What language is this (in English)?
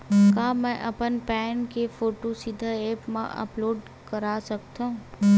Chhattisgarhi